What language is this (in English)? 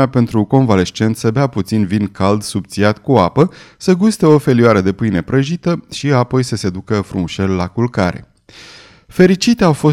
Romanian